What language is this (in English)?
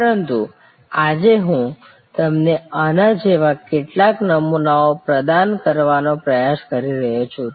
Gujarati